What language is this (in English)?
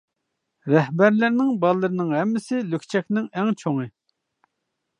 Uyghur